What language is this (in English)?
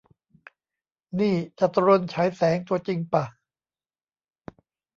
Thai